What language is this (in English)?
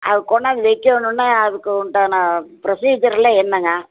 Tamil